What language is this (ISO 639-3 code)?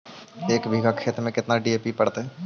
mag